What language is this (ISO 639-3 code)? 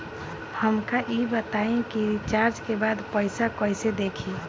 bho